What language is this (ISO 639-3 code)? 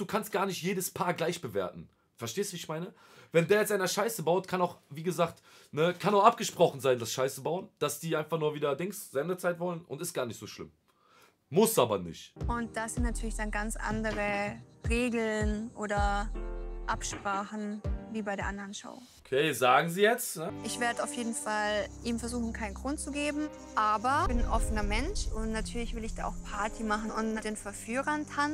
deu